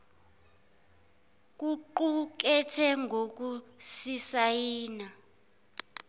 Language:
Zulu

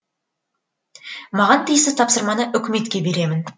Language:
Kazakh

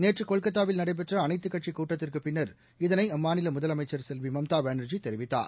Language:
Tamil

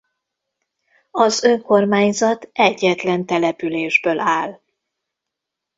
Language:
Hungarian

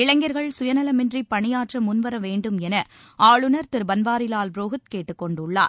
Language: Tamil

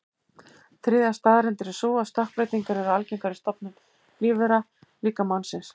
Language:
Icelandic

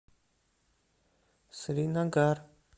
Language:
Russian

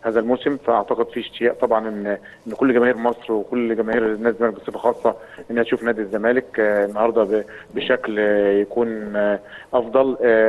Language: Arabic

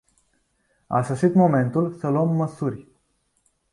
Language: Romanian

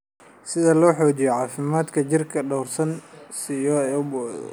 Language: Somali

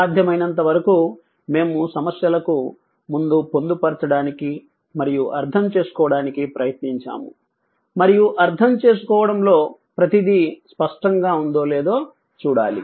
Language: Telugu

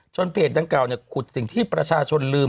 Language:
Thai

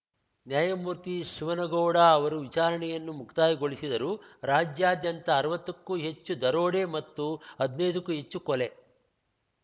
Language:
Kannada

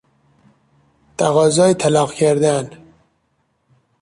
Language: Persian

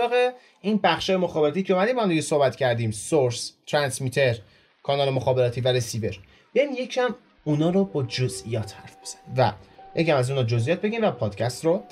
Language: Persian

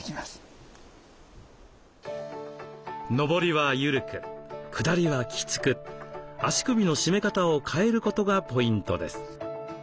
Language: Japanese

